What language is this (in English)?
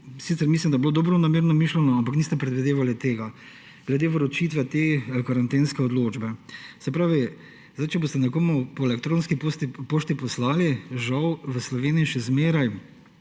Slovenian